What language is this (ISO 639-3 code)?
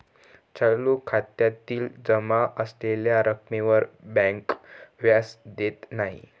mar